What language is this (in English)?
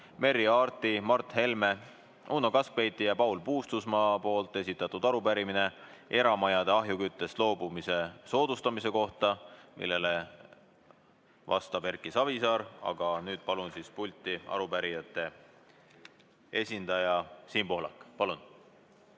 Estonian